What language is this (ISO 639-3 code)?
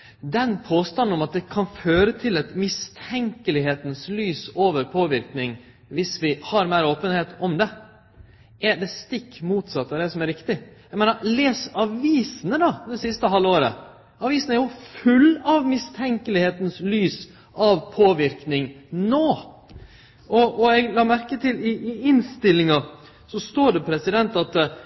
nno